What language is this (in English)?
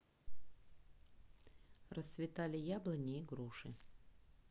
Russian